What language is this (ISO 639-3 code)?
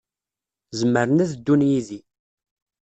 kab